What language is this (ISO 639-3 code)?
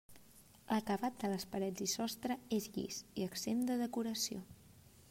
cat